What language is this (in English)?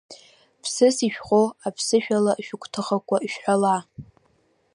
Abkhazian